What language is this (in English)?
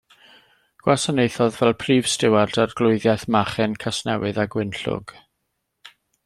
Welsh